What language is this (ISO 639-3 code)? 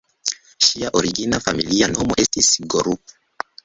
epo